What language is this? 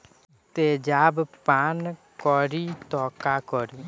Bhojpuri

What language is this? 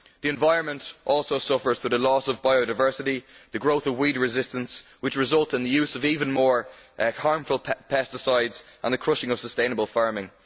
English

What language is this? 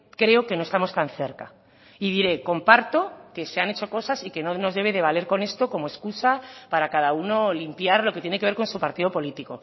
Spanish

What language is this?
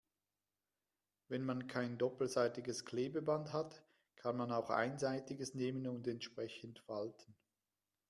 German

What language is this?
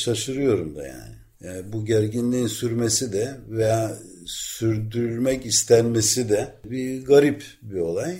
Turkish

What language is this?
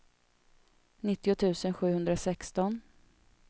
Swedish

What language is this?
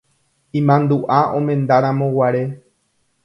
Guarani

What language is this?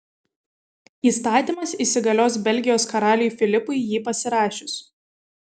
Lithuanian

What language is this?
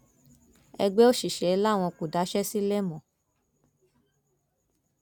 Yoruba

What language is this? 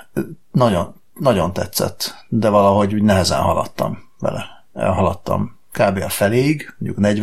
Hungarian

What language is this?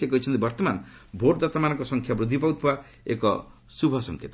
Odia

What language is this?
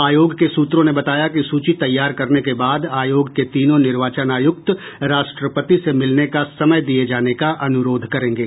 Hindi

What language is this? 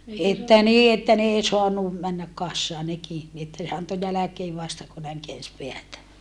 Finnish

